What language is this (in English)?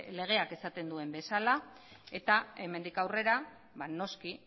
Basque